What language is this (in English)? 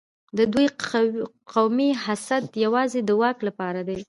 Pashto